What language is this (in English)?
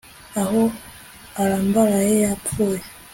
Kinyarwanda